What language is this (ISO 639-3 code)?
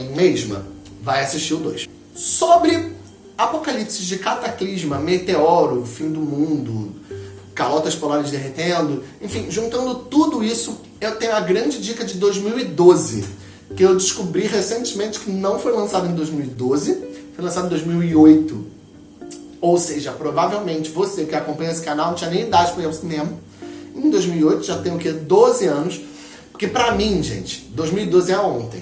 por